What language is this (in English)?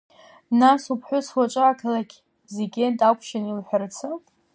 Abkhazian